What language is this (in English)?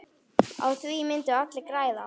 Icelandic